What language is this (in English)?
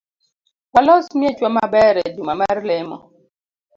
Luo (Kenya and Tanzania)